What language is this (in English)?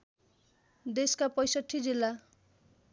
Nepali